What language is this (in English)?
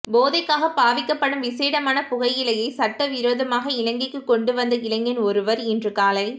Tamil